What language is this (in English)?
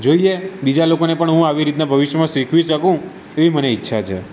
Gujarati